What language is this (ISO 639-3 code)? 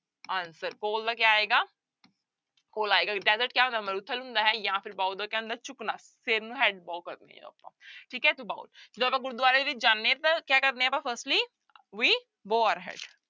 pan